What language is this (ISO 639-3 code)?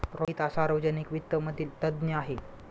mar